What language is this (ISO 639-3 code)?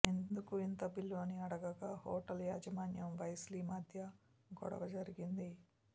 tel